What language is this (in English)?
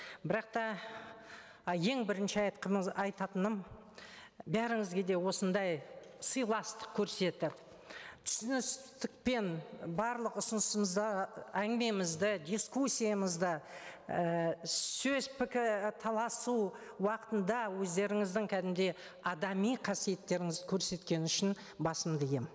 Kazakh